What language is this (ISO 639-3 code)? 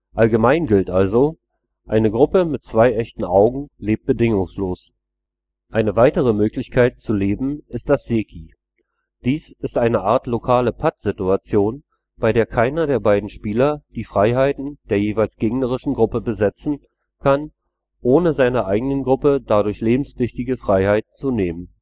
deu